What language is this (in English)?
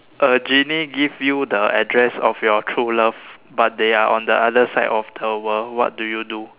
English